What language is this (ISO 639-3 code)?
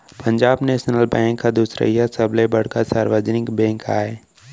hne